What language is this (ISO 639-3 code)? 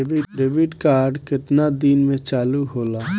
bho